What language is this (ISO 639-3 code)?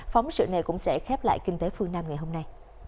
vie